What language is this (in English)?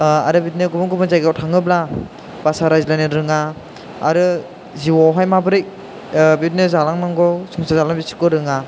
Bodo